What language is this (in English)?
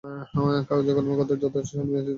Bangla